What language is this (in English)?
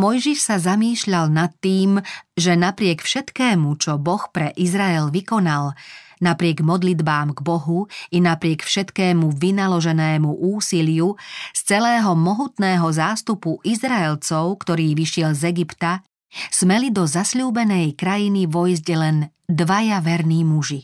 Slovak